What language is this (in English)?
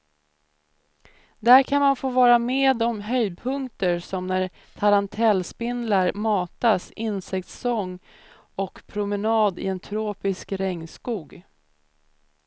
Swedish